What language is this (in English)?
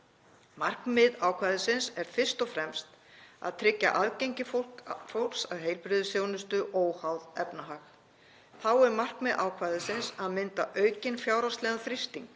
Icelandic